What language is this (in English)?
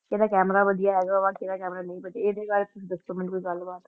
Punjabi